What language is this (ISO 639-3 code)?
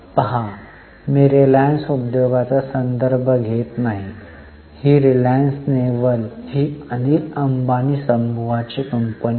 mar